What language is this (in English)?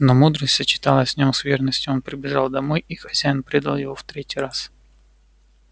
Russian